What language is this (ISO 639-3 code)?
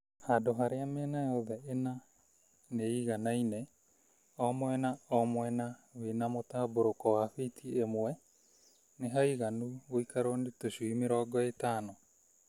kik